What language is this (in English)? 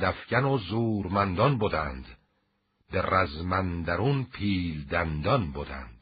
Persian